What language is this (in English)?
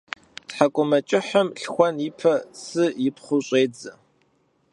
Kabardian